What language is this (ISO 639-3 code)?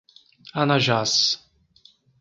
por